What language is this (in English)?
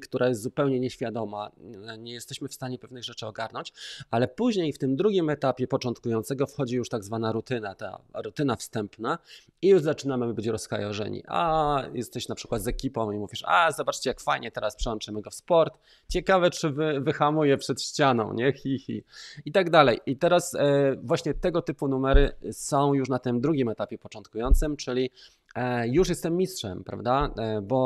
Polish